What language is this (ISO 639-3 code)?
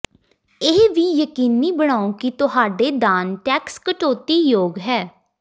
pan